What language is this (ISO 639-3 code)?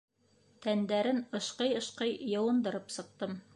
bak